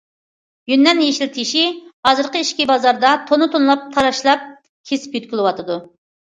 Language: Uyghur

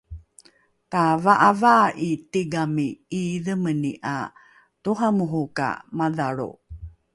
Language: Rukai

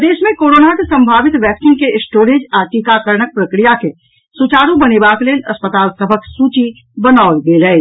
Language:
Maithili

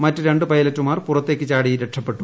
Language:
Malayalam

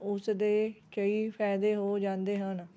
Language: Punjabi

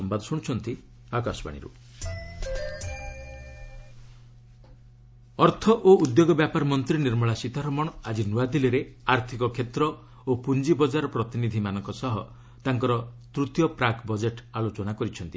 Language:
Odia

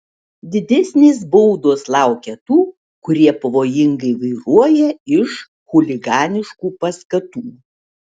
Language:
Lithuanian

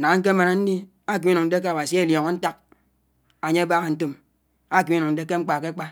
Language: Anaang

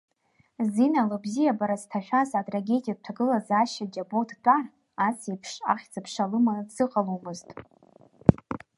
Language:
Abkhazian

